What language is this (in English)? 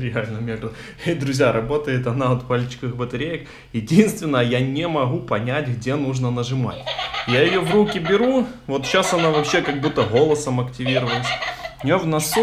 Russian